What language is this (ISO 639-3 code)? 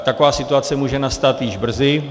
ces